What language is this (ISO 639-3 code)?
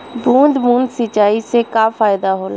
bho